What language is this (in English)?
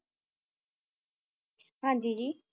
Punjabi